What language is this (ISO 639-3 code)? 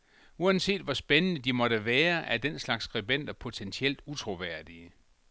dan